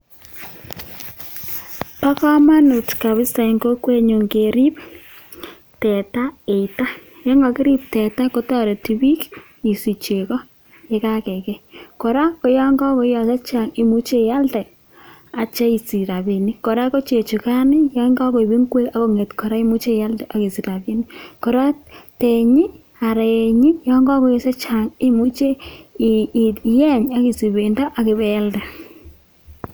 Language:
Kalenjin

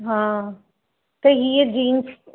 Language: Sindhi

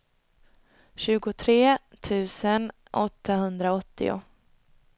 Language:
Swedish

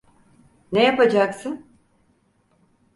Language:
Turkish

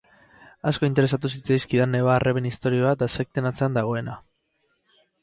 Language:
Basque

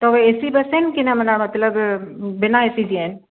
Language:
Sindhi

